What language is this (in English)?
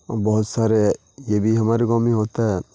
Urdu